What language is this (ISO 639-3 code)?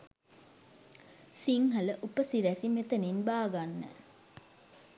sin